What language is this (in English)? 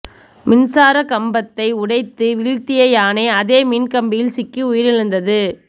Tamil